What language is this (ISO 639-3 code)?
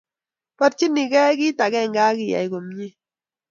kln